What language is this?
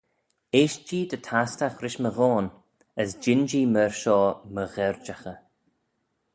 Manx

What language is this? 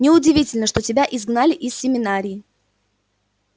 Russian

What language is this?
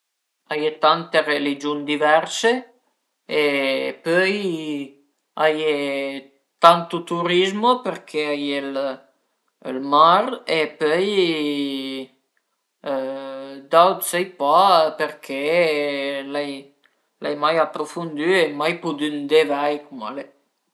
Piedmontese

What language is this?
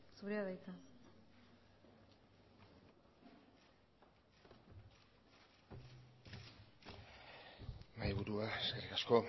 Basque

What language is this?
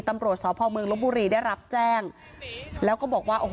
Thai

